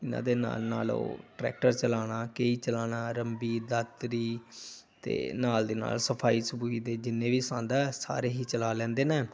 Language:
Punjabi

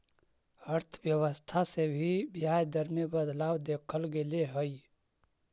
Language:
Magahi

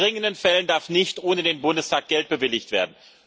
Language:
German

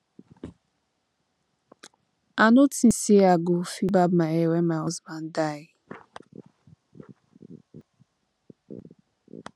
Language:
Nigerian Pidgin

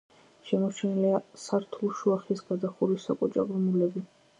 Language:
Georgian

